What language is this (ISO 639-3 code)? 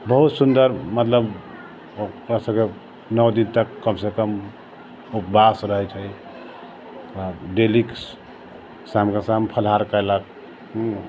mai